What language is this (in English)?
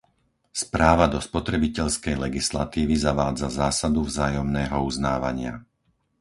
Slovak